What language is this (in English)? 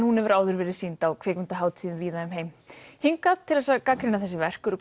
Icelandic